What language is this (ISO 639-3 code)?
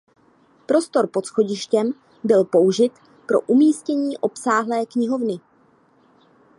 ces